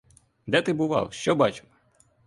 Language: Ukrainian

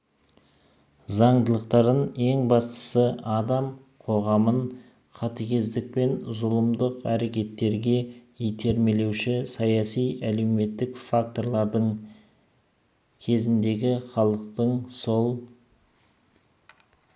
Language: Kazakh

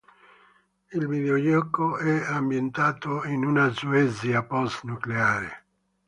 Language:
Italian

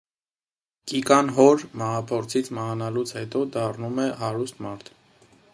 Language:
Armenian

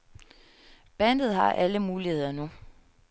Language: Danish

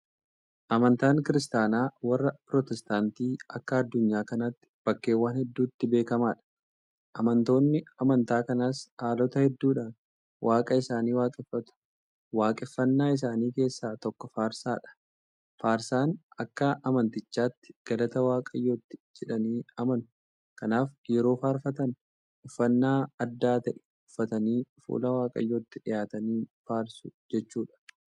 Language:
Oromo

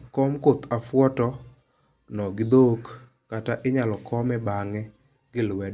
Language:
Luo (Kenya and Tanzania)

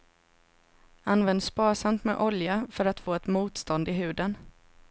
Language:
Swedish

